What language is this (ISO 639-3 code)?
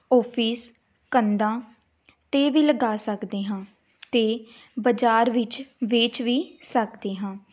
pan